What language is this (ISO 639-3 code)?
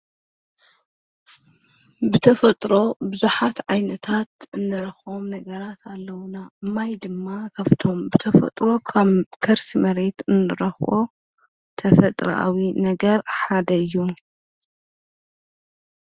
tir